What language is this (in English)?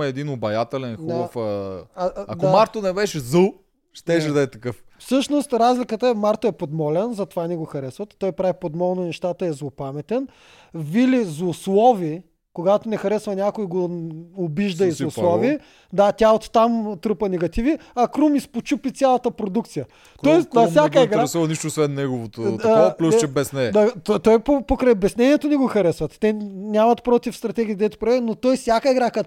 Bulgarian